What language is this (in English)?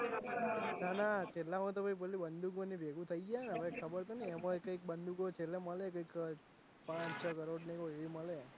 Gujarati